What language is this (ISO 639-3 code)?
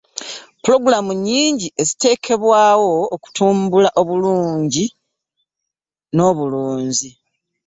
lug